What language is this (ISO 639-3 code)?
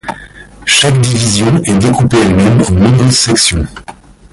fra